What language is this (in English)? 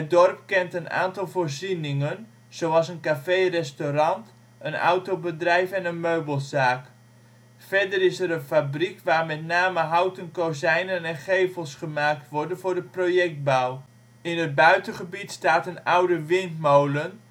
Dutch